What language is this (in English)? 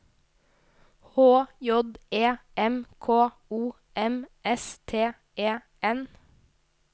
Norwegian